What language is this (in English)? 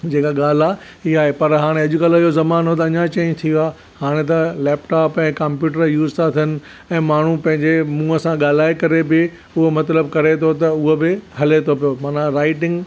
Sindhi